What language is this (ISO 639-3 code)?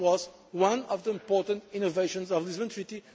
eng